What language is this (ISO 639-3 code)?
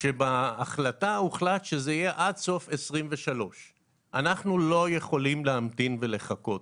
heb